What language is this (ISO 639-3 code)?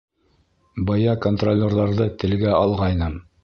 bak